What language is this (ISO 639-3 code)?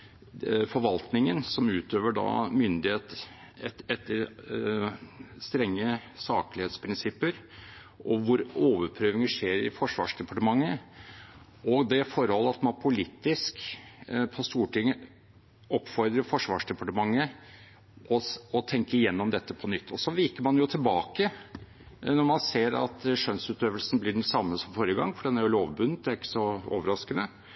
nob